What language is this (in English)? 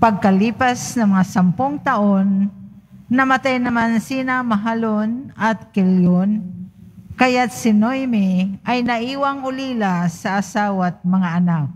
Filipino